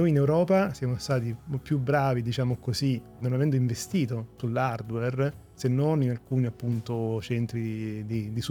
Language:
Italian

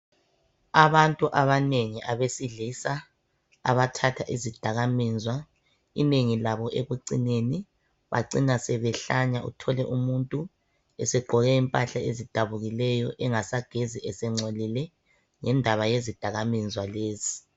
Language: North Ndebele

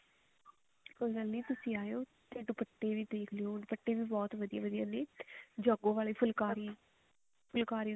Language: Punjabi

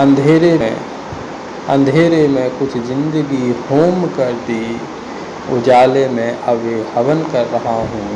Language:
Hindi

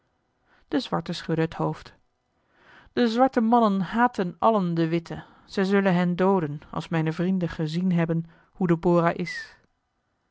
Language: Dutch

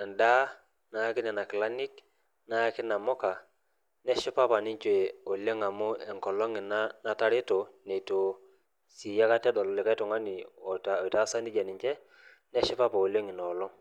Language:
Masai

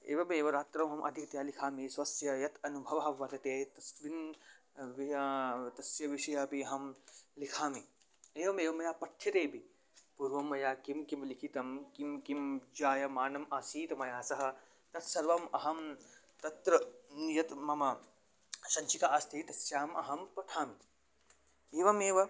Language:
Sanskrit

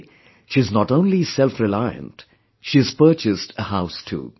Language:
English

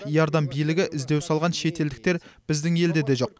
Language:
Kazakh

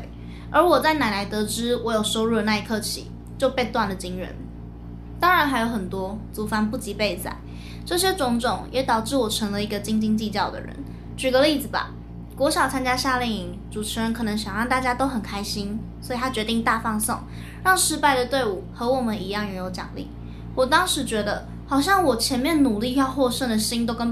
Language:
Chinese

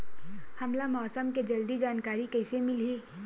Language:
Chhattisgarhi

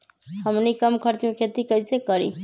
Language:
Magahi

